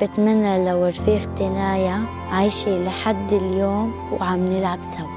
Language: Arabic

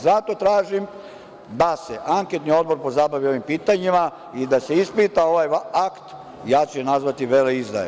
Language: Serbian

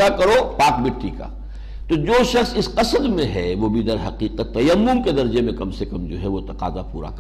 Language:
Urdu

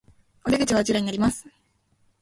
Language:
Japanese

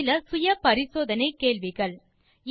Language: Tamil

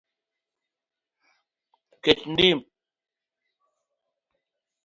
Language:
Luo (Kenya and Tanzania)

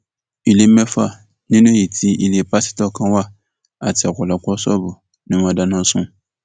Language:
Yoruba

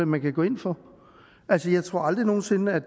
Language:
Danish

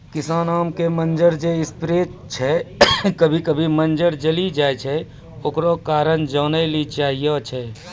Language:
Maithili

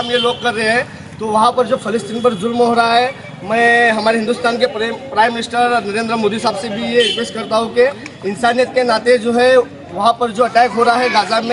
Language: Hindi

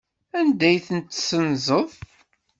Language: Kabyle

